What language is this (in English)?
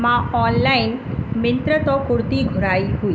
Sindhi